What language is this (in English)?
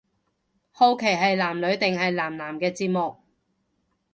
Cantonese